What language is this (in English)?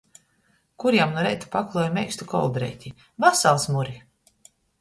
Latgalian